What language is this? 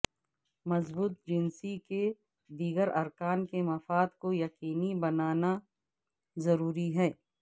Urdu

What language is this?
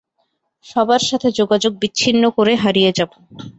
Bangla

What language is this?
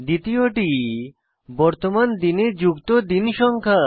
Bangla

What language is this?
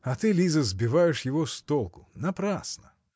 Russian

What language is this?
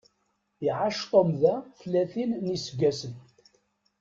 Kabyle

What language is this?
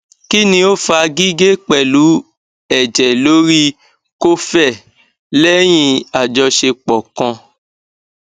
Yoruba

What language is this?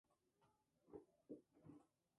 Spanish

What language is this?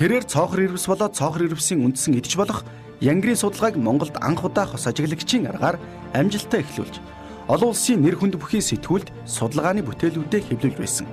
Arabic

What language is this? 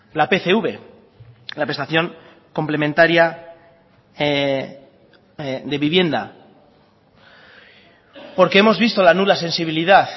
Spanish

